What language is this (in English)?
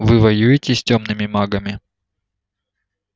Russian